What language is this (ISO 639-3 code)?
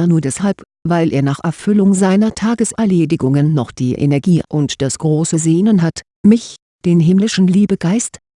deu